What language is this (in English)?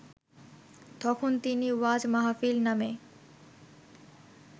Bangla